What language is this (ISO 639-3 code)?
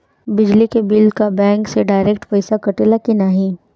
bho